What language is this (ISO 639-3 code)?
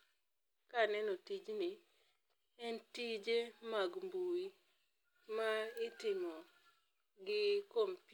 luo